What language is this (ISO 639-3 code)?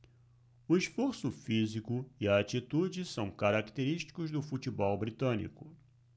por